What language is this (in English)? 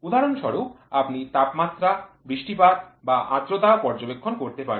Bangla